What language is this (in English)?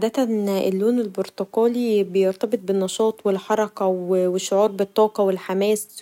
Egyptian Arabic